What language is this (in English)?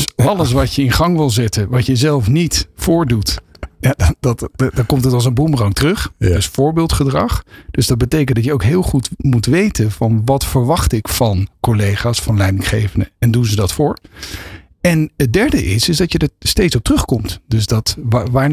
Dutch